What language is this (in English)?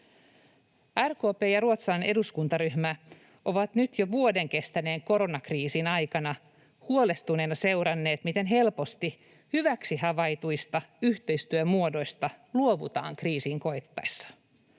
Finnish